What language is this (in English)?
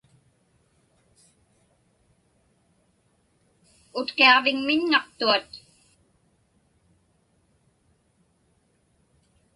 Inupiaq